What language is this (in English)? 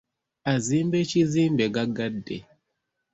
Ganda